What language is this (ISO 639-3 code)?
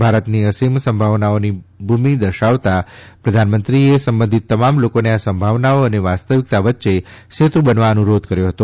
guj